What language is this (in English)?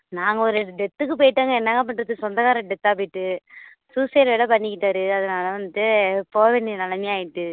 Tamil